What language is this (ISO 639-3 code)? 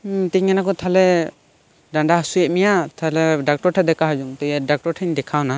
sat